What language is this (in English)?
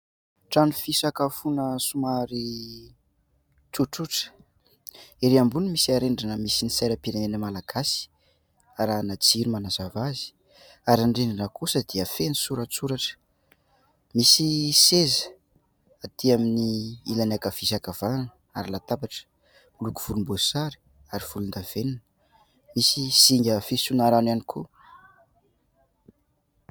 Malagasy